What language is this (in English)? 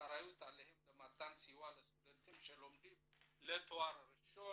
Hebrew